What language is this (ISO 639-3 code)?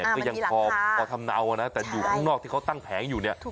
tha